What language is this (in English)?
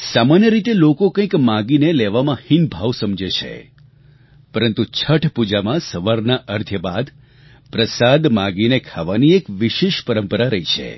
Gujarati